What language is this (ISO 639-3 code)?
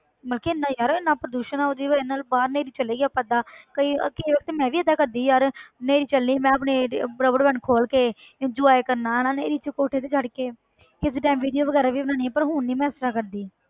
pan